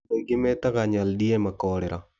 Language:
Kikuyu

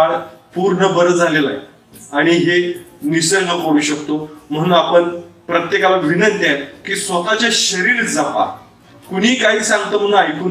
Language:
Romanian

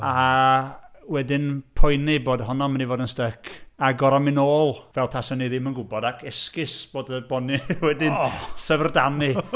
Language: Welsh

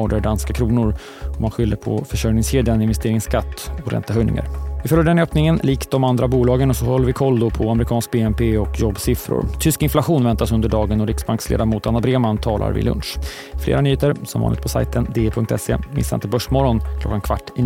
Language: Swedish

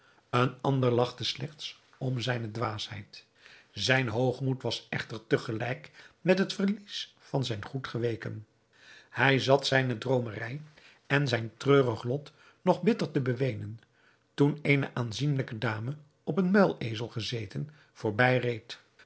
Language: Dutch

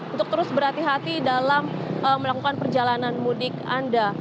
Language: Indonesian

